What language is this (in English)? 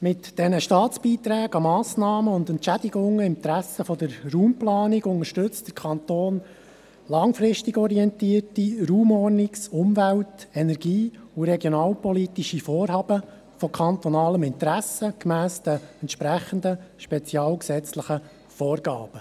Swiss German